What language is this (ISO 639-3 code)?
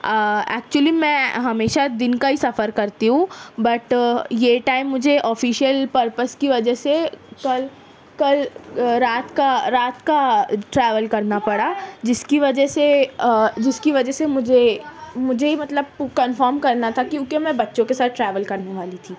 urd